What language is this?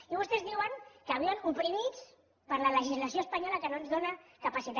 Catalan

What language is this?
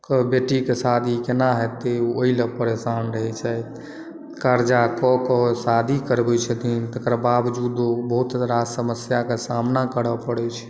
Maithili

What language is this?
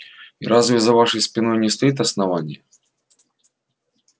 Russian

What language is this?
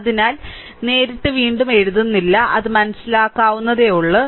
Malayalam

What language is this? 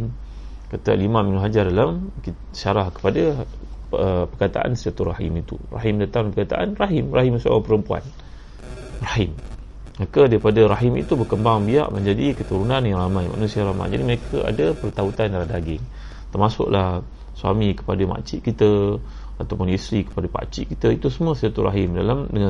Malay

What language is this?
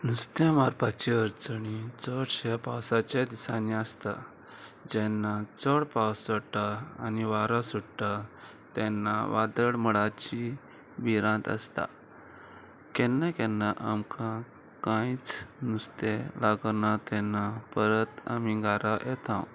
Konkani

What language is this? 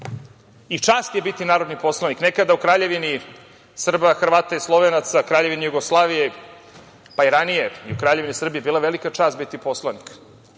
Serbian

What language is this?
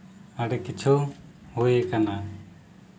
Santali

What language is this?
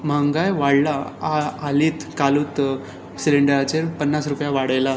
Konkani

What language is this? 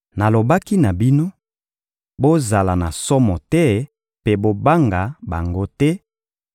Lingala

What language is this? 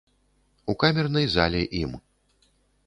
Belarusian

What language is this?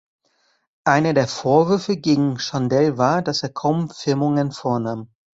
German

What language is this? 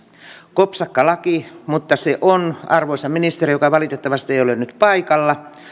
Finnish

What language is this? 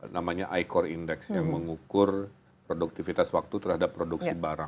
Indonesian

